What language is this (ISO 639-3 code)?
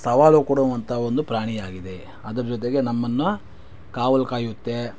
kan